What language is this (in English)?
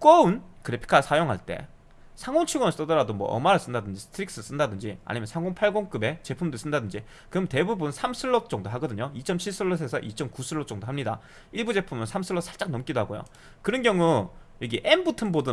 Korean